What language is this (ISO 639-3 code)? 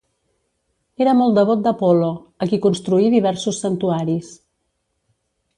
cat